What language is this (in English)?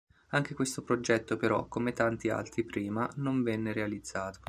Italian